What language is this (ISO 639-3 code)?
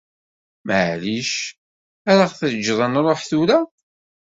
kab